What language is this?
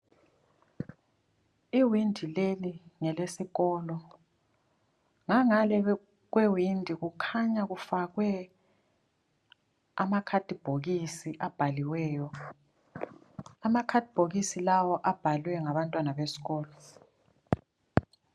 North Ndebele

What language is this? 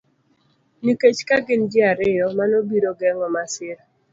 Luo (Kenya and Tanzania)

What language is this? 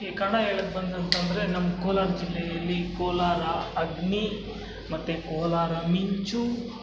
Kannada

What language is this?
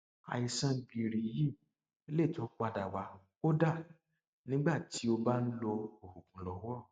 Yoruba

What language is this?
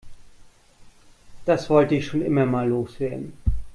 German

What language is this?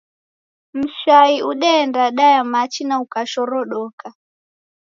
Taita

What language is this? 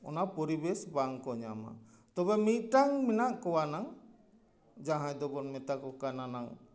Santali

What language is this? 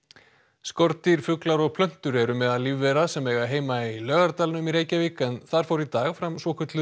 Icelandic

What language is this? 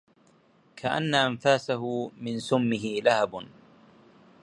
Arabic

